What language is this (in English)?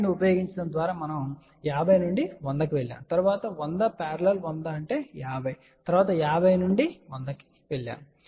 Telugu